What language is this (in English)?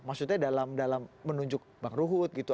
Indonesian